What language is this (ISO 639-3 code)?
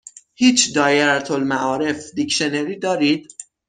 fas